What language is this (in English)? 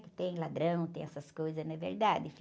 Portuguese